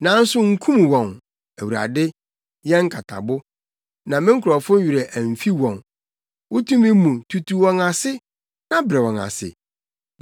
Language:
Akan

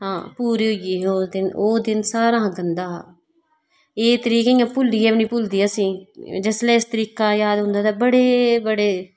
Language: Dogri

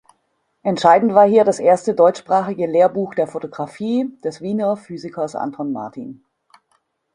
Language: German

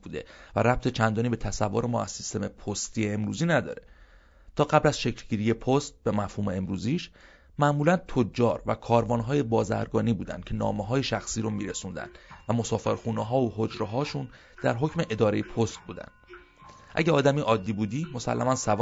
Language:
Persian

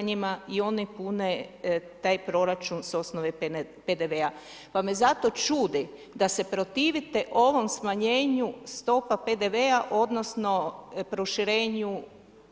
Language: Croatian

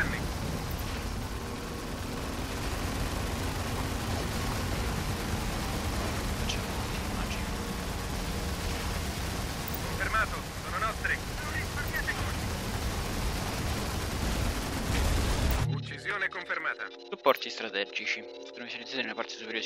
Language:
Italian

